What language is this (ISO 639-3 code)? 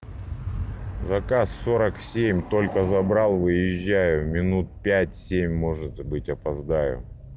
rus